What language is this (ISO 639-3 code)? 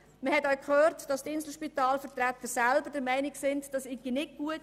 gsw